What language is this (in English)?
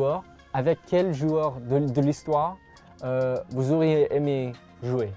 French